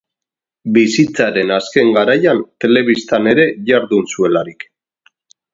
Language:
Basque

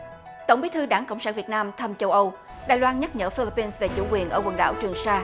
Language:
Vietnamese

